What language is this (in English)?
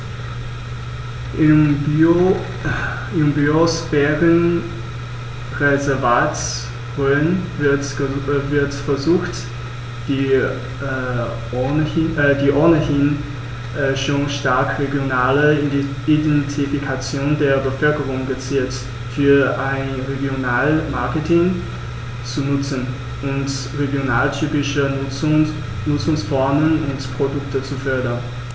German